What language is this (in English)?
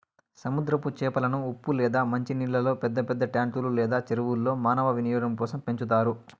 Telugu